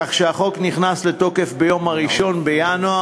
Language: Hebrew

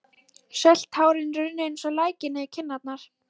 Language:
Icelandic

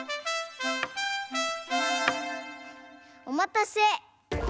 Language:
Japanese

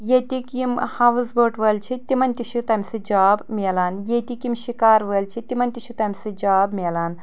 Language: Kashmiri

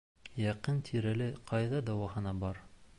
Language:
Bashkir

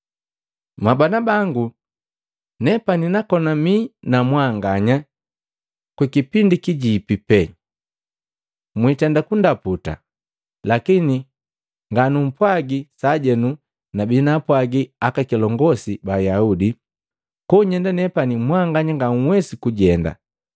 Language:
Matengo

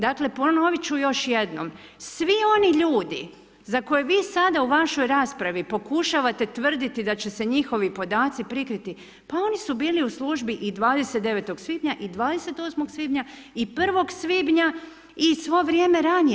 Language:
Croatian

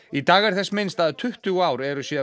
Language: Icelandic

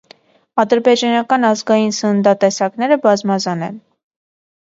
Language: Armenian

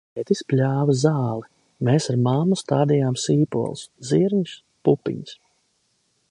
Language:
Latvian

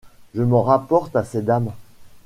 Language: French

